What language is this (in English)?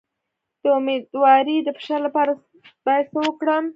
Pashto